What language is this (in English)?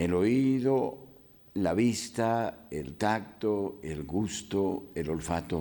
Spanish